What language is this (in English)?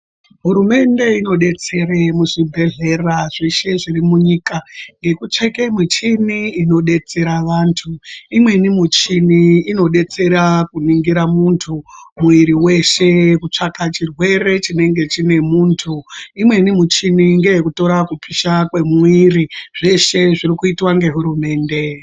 Ndau